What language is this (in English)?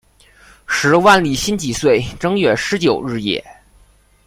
Chinese